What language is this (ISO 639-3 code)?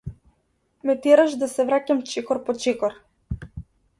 mkd